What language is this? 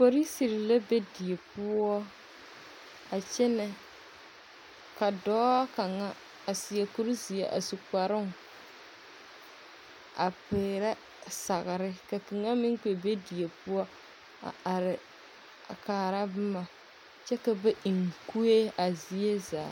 Southern Dagaare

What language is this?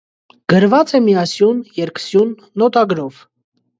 Armenian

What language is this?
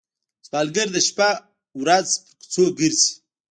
Pashto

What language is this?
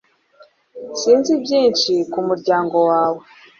Kinyarwanda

